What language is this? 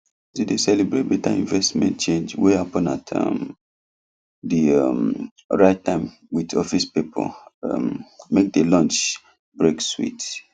Nigerian Pidgin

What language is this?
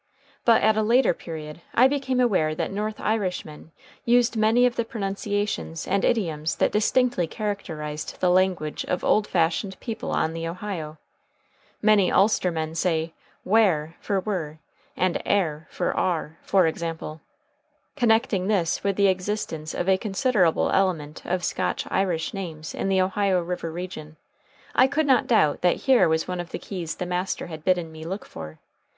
English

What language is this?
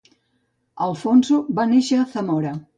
Catalan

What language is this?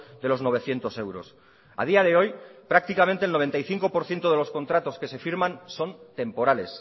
Spanish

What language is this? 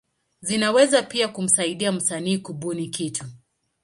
Swahili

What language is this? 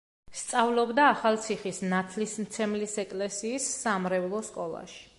Georgian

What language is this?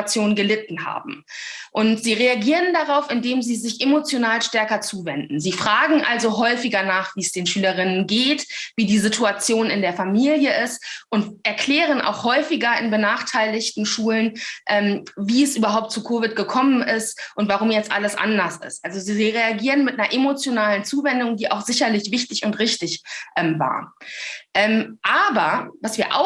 German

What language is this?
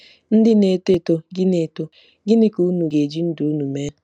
Igbo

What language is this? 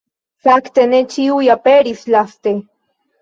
Esperanto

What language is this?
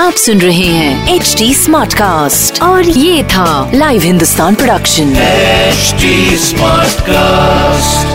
Hindi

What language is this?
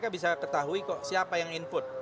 Indonesian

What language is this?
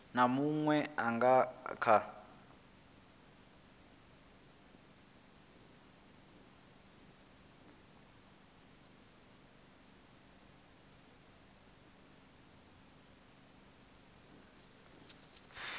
Venda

